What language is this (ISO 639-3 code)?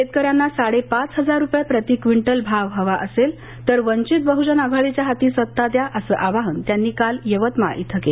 mar